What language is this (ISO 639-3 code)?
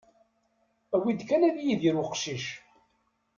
kab